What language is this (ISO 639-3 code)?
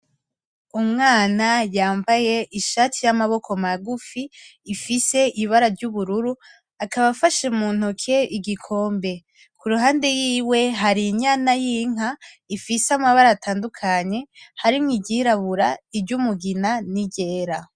run